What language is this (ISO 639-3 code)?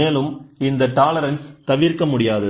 tam